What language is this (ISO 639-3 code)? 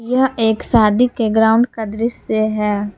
hin